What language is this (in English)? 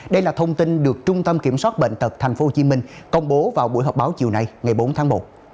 Vietnamese